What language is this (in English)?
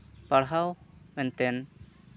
Santali